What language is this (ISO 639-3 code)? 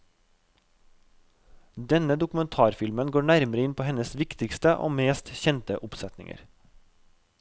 nor